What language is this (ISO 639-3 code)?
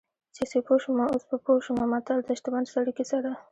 pus